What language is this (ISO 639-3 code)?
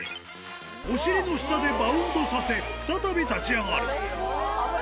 jpn